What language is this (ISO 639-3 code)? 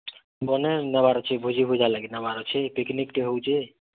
ori